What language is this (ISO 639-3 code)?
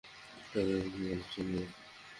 ben